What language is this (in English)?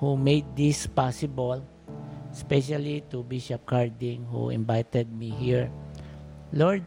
Filipino